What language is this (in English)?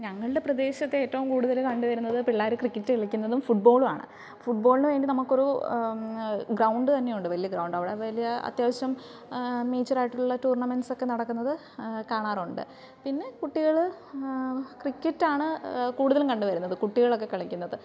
Malayalam